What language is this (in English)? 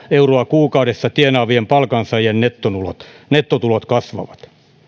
Finnish